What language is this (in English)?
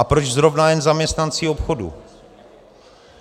Czech